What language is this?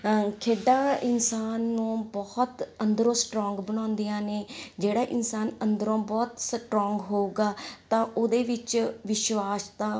Punjabi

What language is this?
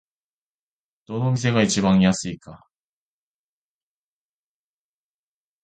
Japanese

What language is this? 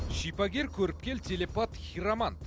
Kazakh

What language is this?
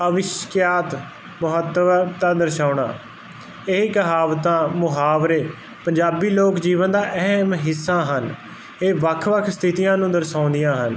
Punjabi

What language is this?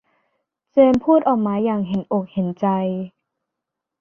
Thai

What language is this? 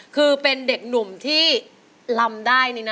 Thai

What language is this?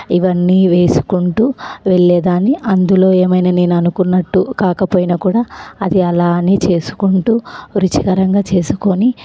Telugu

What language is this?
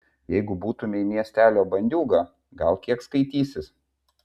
Lithuanian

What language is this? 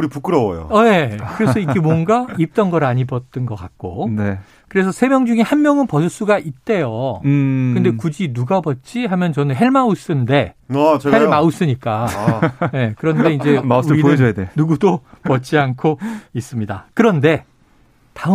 Korean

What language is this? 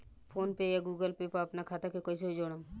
Bhojpuri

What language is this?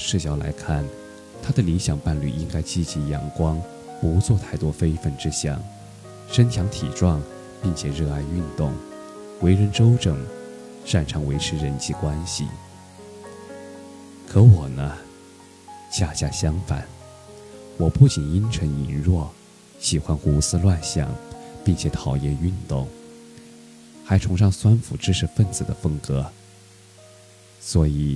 Chinese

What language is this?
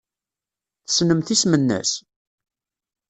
Kabyle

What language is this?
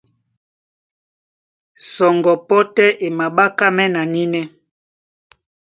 Duala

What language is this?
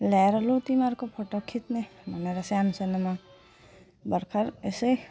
Nepali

